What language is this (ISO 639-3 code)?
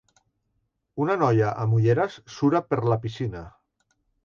cat